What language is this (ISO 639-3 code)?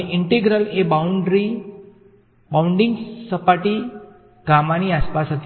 guj